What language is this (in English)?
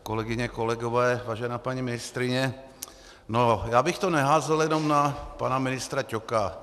Czech